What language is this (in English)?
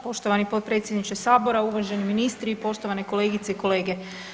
Croatian